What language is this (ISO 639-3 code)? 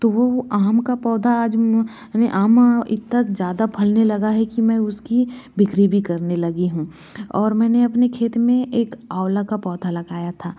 hin